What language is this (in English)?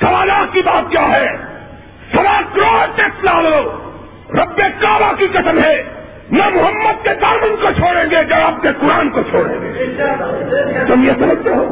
Urdu